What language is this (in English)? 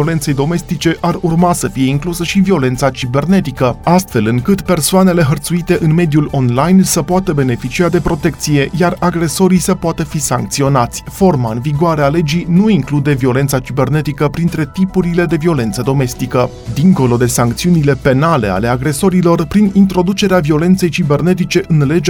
Romanian